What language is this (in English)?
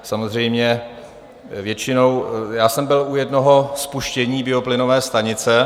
Czech